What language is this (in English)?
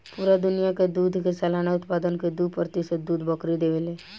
Bhojpuri